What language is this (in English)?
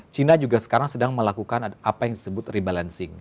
Indonesian